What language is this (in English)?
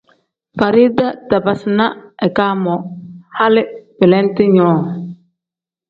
Tem